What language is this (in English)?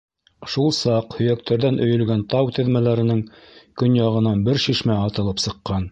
Bashkir